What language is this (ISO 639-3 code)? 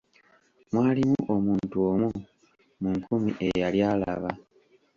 lug